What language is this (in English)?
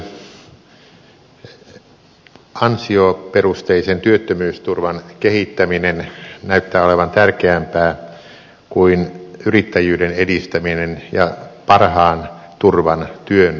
Finnish